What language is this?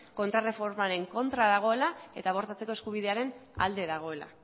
Basque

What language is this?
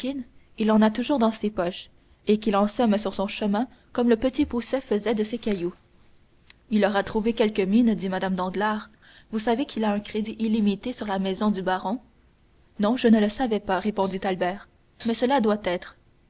French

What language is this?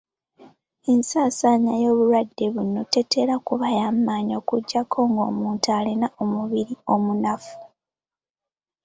Ganda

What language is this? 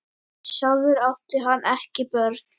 Icelandic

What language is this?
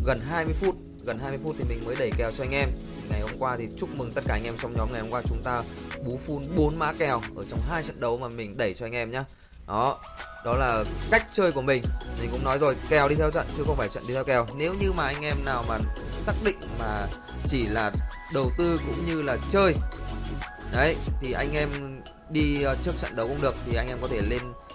Vietnamese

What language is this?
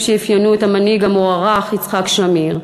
Hebrew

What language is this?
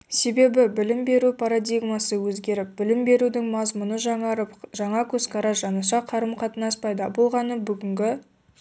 Kazakh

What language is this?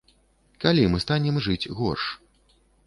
Belarusian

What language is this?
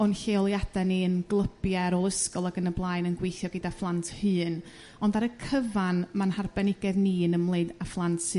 Welsh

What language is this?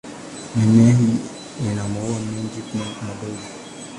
Swahili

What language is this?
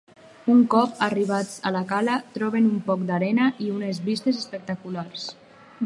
Catalan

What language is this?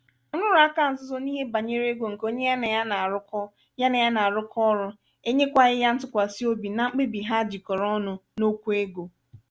Igbo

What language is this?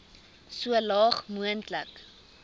Afrikaans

